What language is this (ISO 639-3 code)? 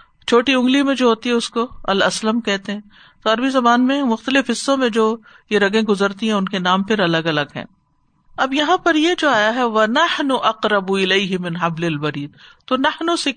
urd